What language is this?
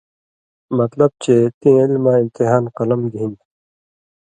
Indus Kohistani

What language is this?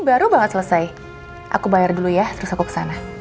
Indonesian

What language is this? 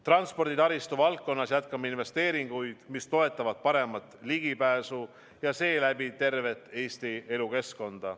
Estonian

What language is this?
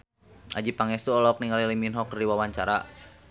Sundanese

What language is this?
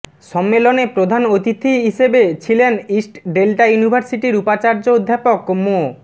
Bangla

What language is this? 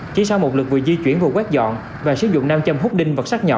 Vietnamese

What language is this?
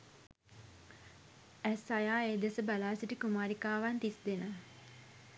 Sinhala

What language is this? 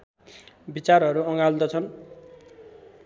Nepali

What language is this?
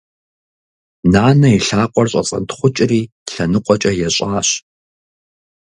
Kabardian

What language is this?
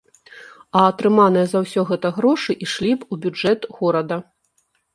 Belarusian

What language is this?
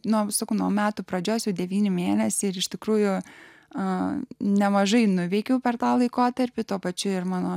Lithuanian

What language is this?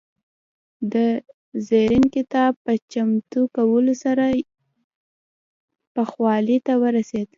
Pashto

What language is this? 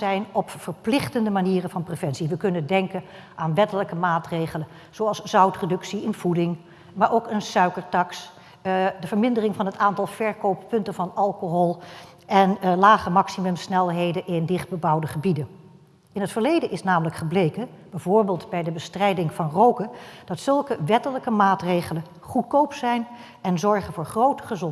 Dutch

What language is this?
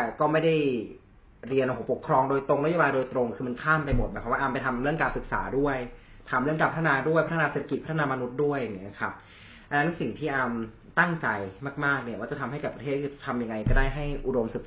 Thai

